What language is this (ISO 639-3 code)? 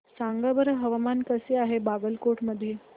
mar